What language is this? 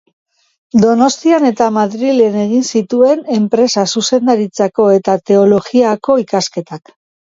Basque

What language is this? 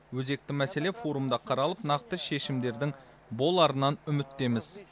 Kazakh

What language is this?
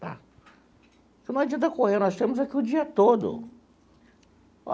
Portuguese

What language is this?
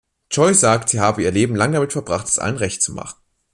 German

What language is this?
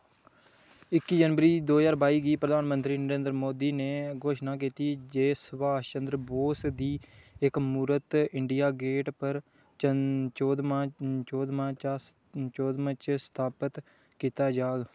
Dogri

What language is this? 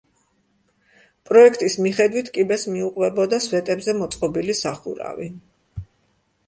Georgian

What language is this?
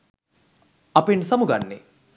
Sinhala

